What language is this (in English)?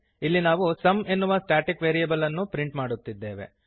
Kannada